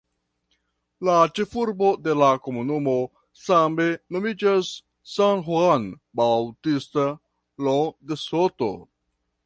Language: Esperanto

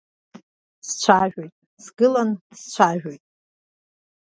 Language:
Abkhazian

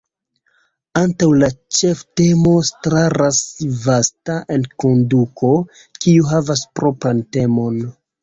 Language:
Esperanto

